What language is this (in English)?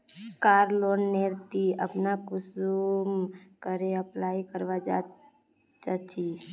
Magahi